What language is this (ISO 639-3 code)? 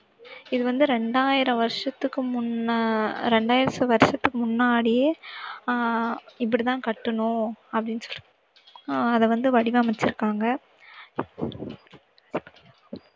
tam